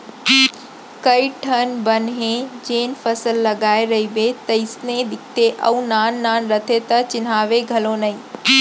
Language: Chhattisgarhi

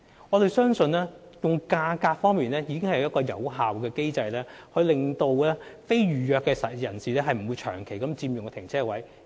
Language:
Cantonese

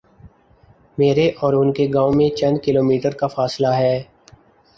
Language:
Urdu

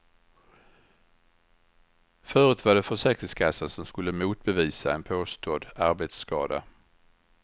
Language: Swedish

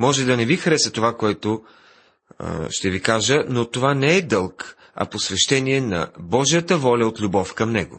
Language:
Bulgarian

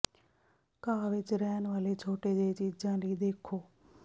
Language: Punjabi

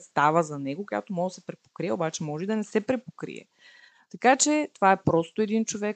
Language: Bulgarian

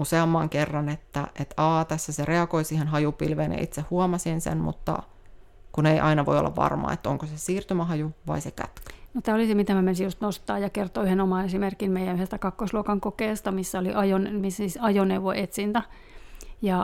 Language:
Finnish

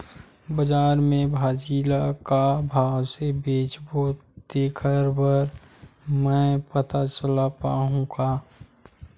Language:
Chhattisgarhi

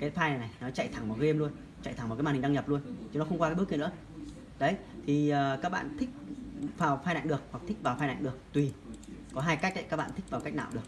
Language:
Vietnamese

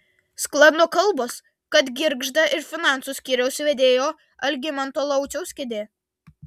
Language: Lithuanian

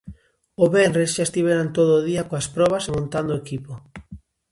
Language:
Galician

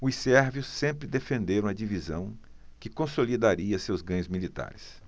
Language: Portuguese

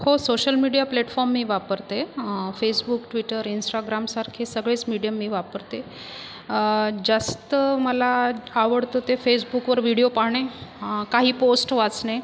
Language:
Marathi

